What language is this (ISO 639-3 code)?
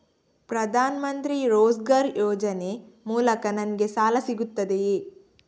kan